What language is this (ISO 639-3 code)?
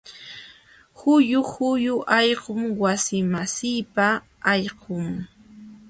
qxw